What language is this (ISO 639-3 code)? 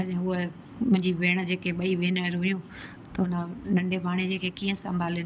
snd